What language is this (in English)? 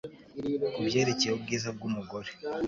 Kinyarwanda